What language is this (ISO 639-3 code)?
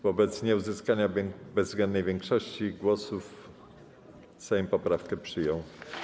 pol